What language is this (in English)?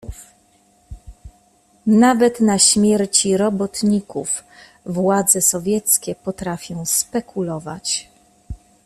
Polish